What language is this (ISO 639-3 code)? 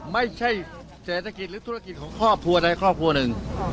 tha